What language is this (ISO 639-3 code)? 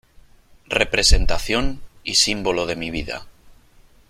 spa